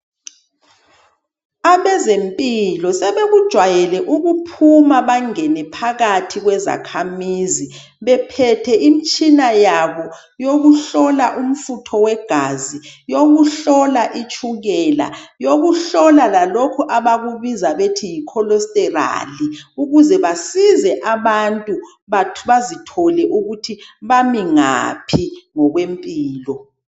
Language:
North Ndebele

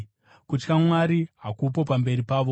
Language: Shona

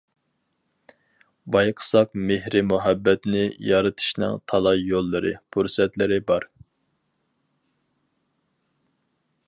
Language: Uyghur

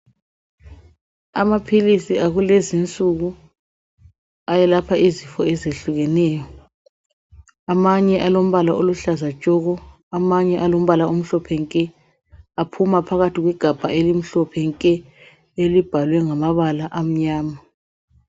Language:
North Ndebele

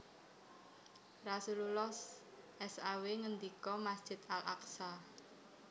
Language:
Javanese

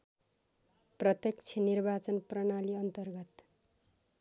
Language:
Nepali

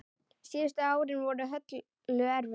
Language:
Icelandic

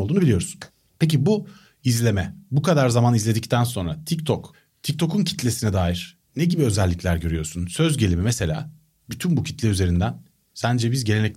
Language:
Turkish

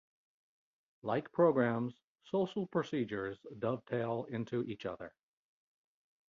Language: English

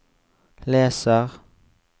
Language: Norwegian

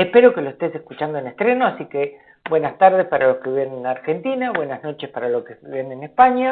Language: Spanish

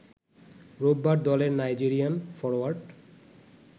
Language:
Bangla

